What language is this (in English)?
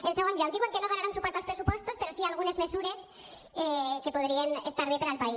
Catalan